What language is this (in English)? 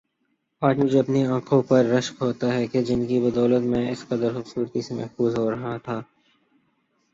Urdu